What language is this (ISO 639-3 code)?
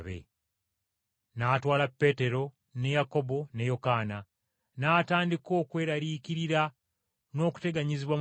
lug